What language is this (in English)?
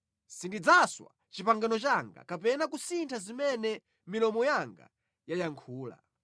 Nyanja